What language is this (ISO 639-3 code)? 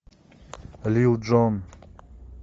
rus